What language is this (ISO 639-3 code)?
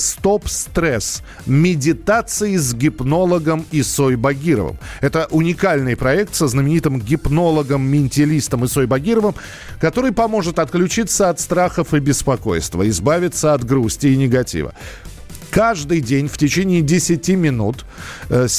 rus